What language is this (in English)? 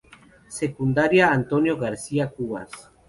Spanish